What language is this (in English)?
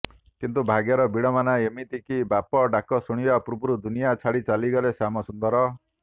Odia